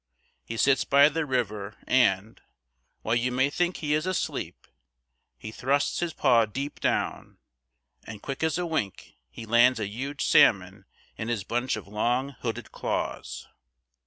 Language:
English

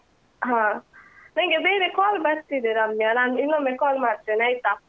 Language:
Kannada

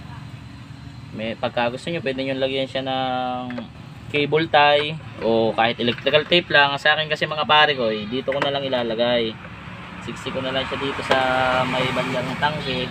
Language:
Filipino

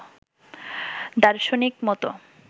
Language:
Bangla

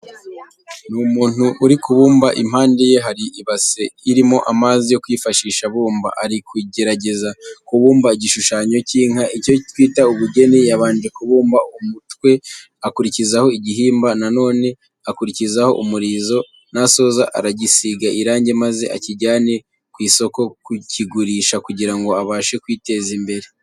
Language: Kinyarwanda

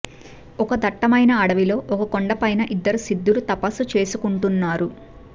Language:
Telugu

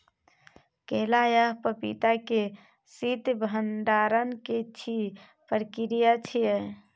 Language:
Maithili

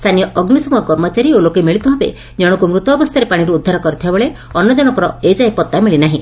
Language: Odia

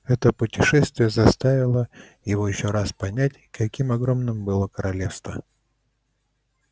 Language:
Russian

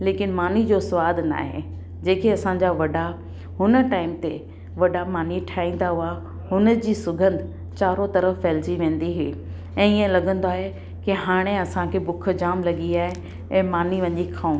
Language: Sindhi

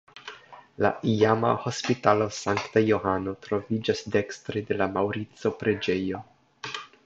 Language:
Esperanto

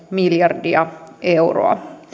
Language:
Finnish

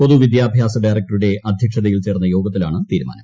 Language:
Malayalam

